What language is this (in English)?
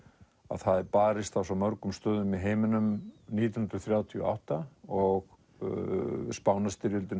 Icelandic